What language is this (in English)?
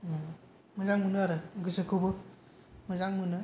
Bodo